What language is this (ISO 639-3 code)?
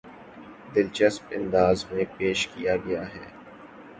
urd